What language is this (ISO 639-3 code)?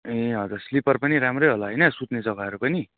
nep